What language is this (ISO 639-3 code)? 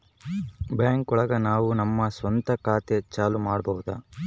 kan